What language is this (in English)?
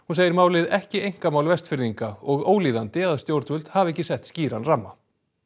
Icelandic